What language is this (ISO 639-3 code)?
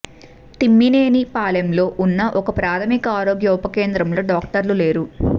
tel